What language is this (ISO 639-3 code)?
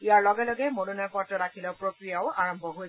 asm